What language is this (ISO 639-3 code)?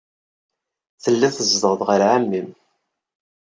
kab